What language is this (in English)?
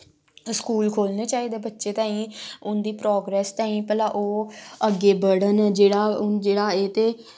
Dogri